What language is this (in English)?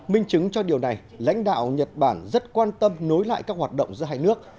Vietnamese